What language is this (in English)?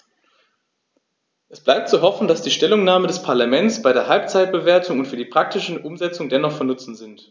German